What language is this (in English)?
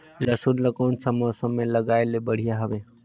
Chhattisgarhi